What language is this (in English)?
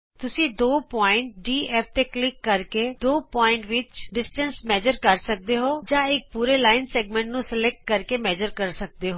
Punjabi